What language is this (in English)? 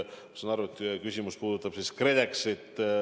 Estonian